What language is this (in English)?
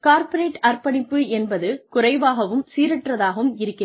Tamil